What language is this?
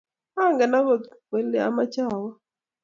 Kalenjin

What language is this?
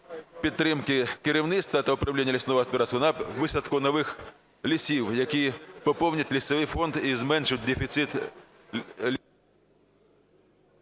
Ukrainian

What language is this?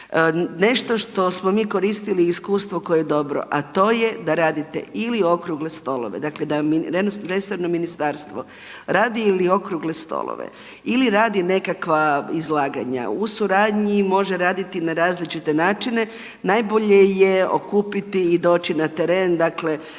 Croatian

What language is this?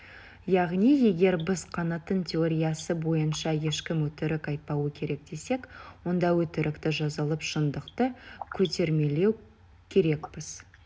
Kazakh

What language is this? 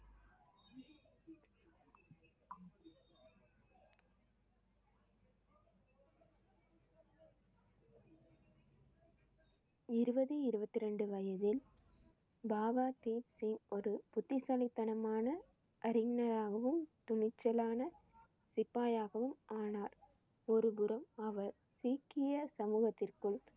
Tamil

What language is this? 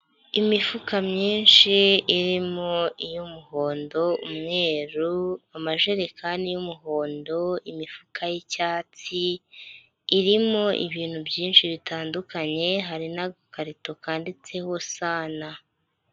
Kinyarwanda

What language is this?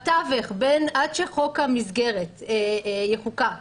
Hebrew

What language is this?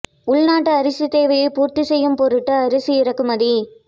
Tamil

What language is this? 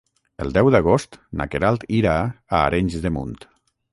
Catalan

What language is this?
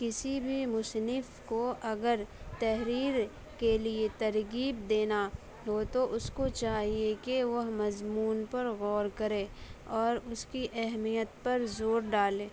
Urdu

